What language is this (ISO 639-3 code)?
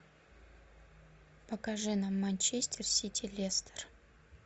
rus